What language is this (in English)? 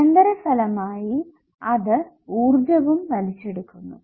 Malayalam